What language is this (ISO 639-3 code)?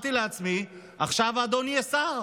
heb